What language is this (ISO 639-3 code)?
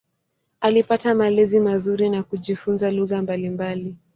swa